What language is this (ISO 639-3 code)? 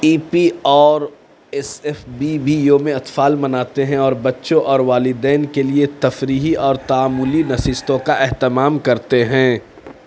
urd